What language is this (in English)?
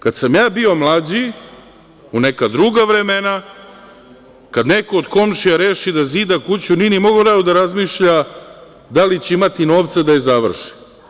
Serbian